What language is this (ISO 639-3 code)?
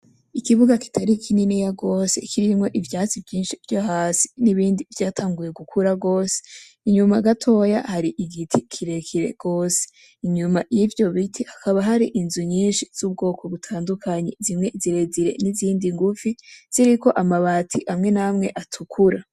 run